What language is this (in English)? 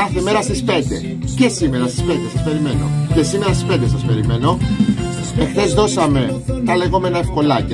Greek